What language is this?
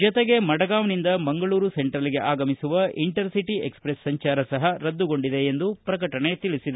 Kannada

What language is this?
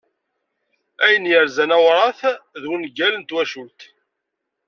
Kabyle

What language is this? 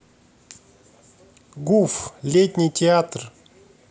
Russian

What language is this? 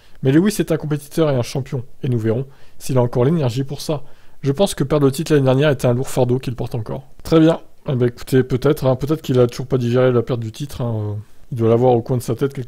French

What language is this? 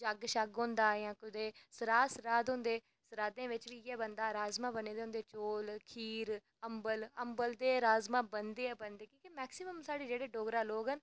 Dogri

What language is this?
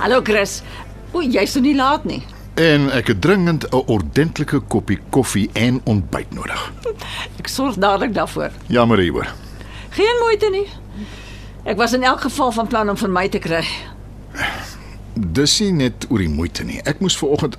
Dutch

